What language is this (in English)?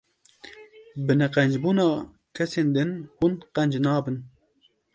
Kurdish